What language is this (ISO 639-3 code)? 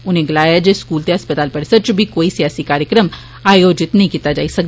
doi